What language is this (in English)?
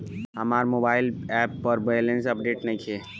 Bhojpuri